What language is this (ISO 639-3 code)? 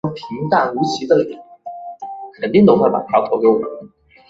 zho